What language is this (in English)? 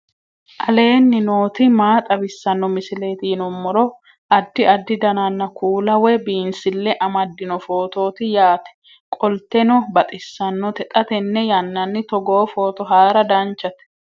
Sidamo